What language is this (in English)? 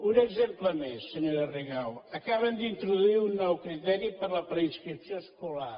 Catalan